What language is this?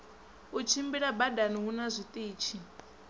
Venda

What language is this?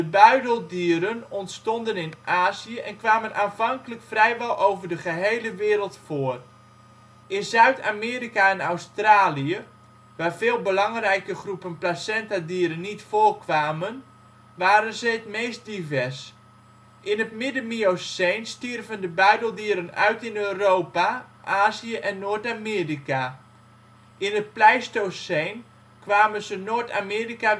Dutch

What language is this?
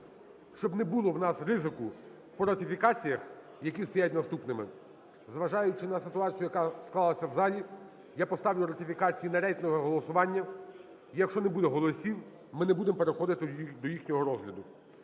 Ukrainian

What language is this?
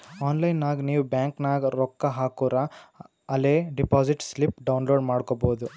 Kannada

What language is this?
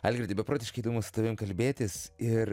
Lithuanian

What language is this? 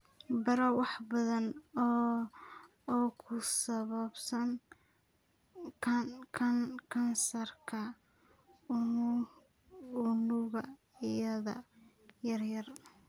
Somali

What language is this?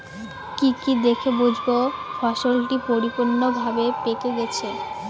Bangla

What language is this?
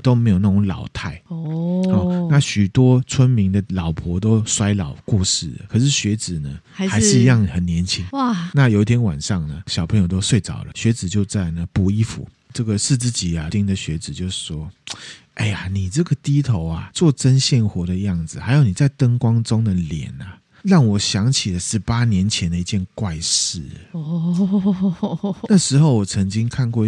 Chinese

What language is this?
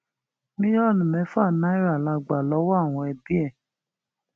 Yoruba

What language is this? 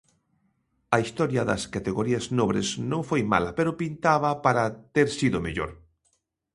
Galician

